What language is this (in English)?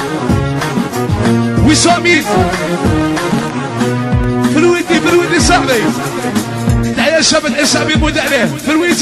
Arabic